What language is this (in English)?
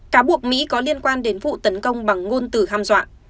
Vietnamese